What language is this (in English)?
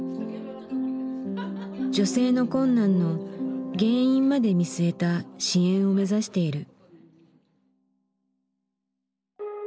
Japanese